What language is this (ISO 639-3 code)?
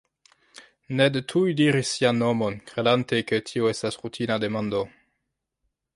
epo